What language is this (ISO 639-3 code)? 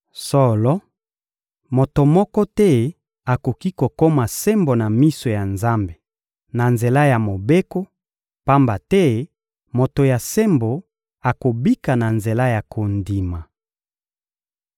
lin